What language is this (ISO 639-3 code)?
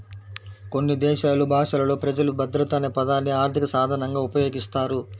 tel